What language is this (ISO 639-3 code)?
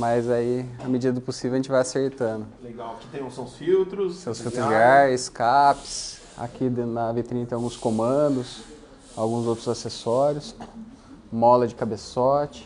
por